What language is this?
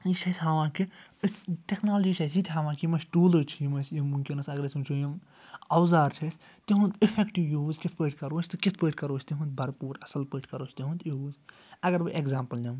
Kashmiri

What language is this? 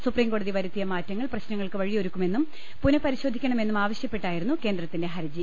Malayalam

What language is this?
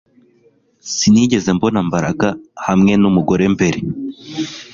Kinyarwanda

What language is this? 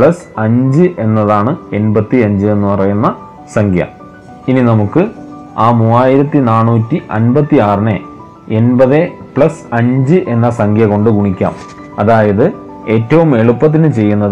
Malayalam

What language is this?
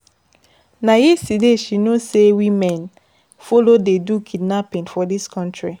Nigerian Pidgin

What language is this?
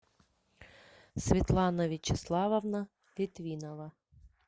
Russian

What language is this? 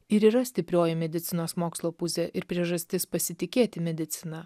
Lithuanian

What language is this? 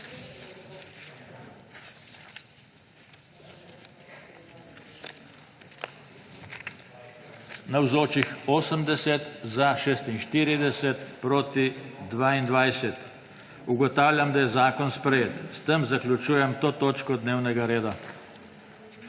Slovenian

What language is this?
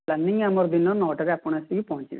Odia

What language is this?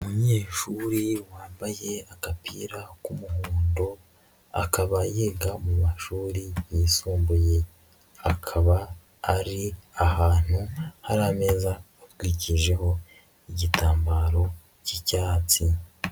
Kinyarwanda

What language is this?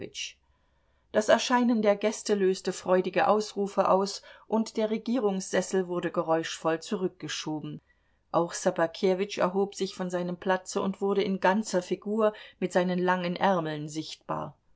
German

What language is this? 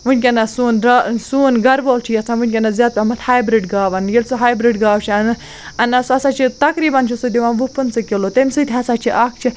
Kashmiri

